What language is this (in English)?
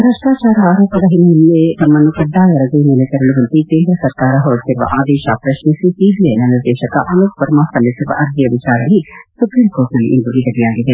Kannada